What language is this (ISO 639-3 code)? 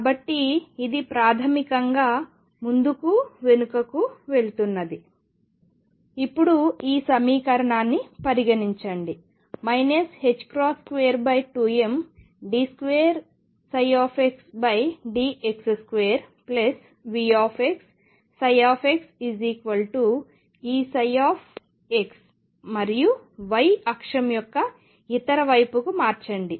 tel